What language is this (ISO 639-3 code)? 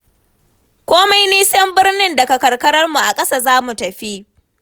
hau